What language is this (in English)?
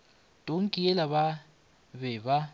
Northern Sotho